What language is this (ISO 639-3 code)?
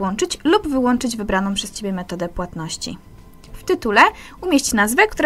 pol